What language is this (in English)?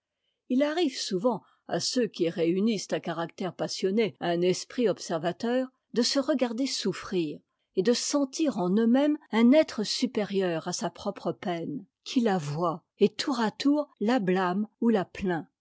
French